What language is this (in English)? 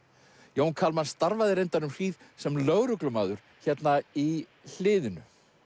Icelandic